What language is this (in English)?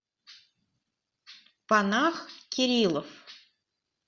Russian